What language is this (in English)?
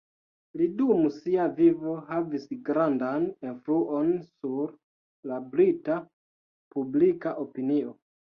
Esperanto